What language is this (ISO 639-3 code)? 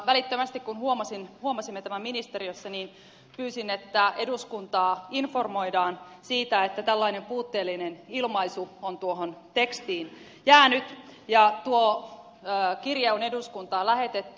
fin